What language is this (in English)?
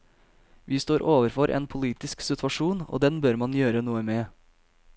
Norwegian